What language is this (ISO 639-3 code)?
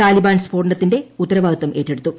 mal